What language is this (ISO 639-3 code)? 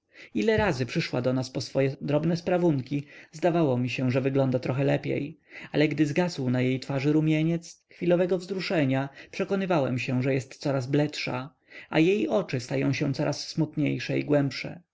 pol